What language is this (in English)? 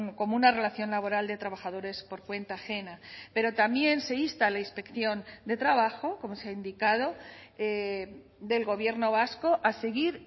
Spanish